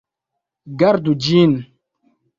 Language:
Esperanto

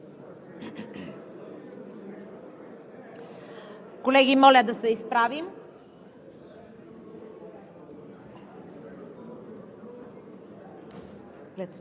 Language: Bulgarian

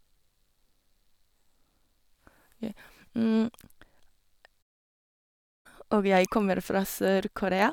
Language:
Norwegian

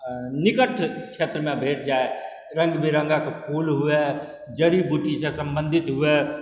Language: Maithili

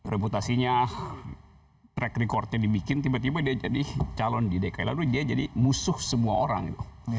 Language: Indonesian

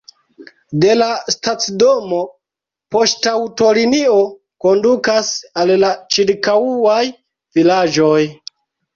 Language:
Esperanto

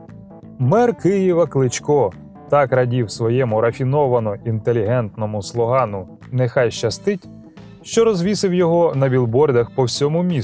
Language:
Ukrainian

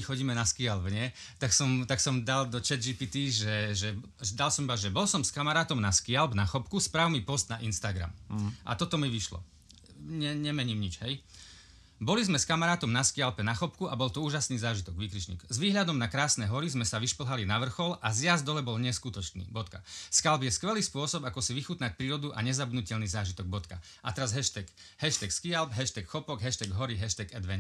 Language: Slovak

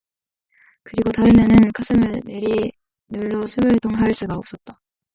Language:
Korean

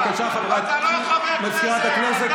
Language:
Hebrew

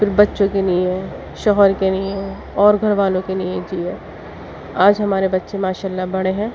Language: Urdu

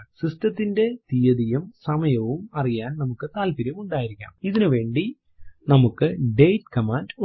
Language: Malayalam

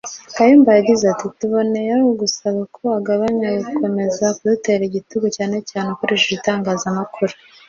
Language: Kinyarwanda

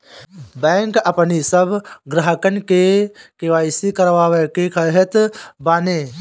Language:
Bhojpuri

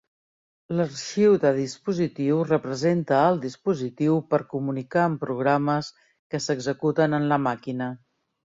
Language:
Catalan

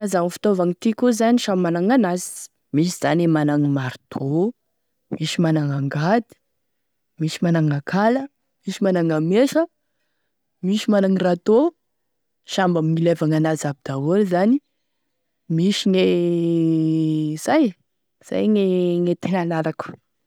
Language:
Tesaka Malagasy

